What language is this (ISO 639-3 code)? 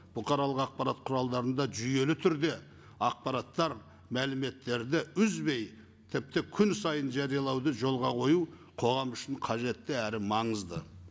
kaz